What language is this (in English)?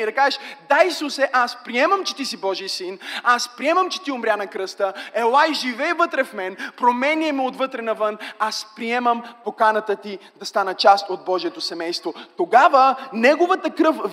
Bulgarian